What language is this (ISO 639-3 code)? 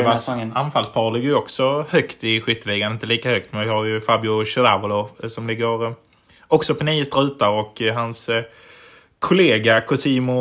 swe